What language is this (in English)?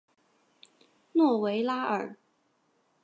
Chinese